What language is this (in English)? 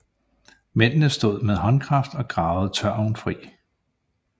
Danish